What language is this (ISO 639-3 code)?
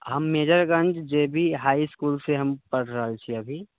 mai